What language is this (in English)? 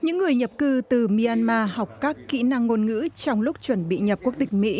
Vietnamese